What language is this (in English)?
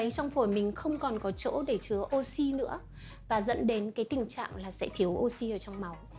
Vietnamese